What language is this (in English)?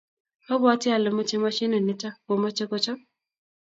Kalenjin